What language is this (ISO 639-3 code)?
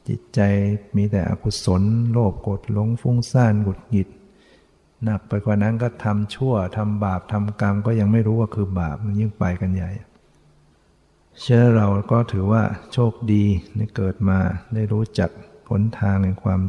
tha